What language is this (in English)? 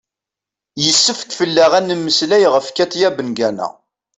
Kabyle